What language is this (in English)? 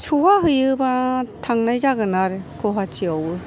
Bodo